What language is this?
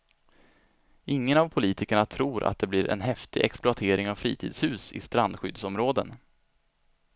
Swedish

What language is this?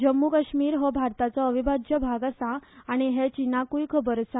Konkani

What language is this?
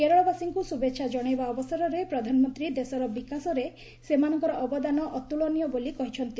Odia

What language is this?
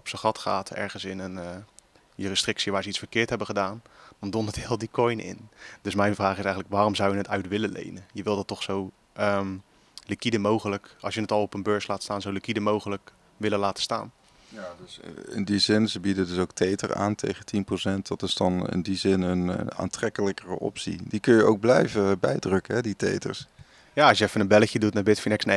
Dutch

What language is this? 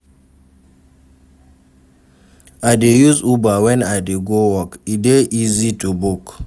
Nigerian Pidgin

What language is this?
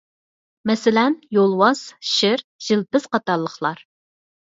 Uyghur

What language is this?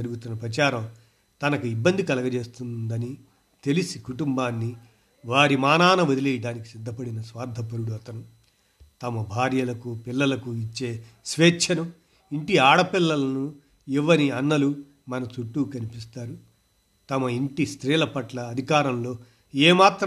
Telugu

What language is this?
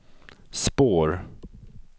Swedish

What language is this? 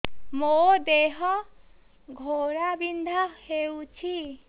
Odia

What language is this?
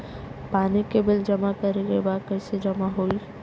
Bhojpuri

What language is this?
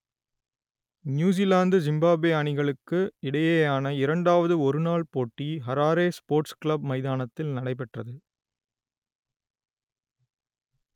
Tamil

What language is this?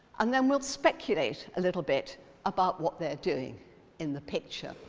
English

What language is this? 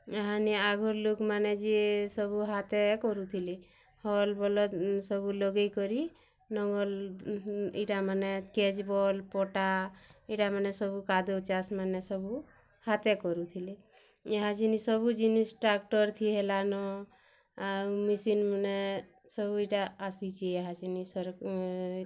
Odia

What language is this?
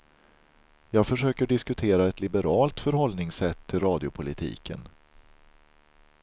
Swedish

